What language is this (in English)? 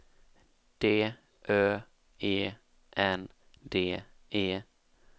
Swedish